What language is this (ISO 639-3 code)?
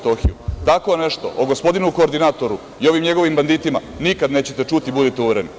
srp